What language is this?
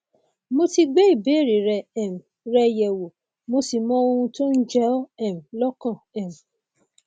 Yoruba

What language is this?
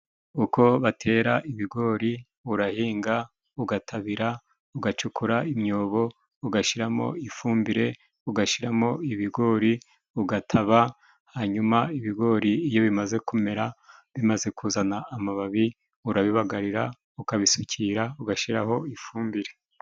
Kinyarwanda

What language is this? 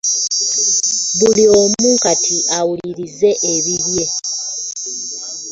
Ganda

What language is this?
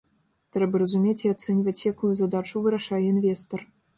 Belarusian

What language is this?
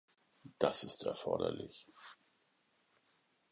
German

